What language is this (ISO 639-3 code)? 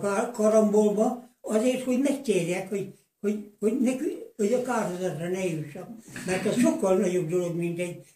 hun